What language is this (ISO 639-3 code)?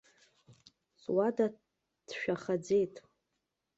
abk